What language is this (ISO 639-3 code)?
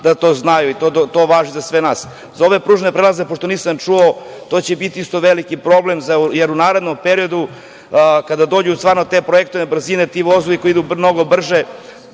srp